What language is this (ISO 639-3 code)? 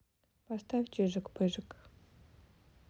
rus